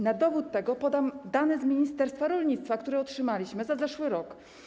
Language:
Polish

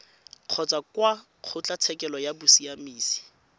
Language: Tswana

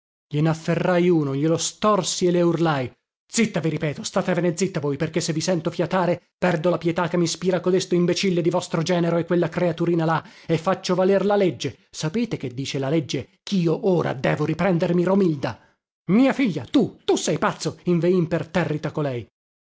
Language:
Italian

